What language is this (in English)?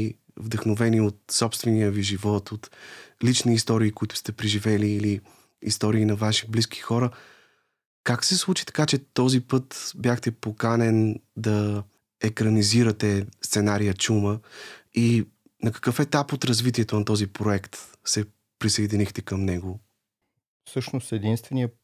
Bulgarian